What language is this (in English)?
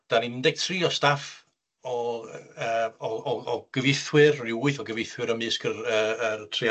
Welsh